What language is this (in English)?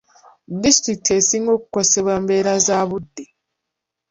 Ganda